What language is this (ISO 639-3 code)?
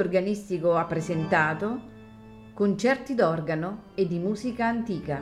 ita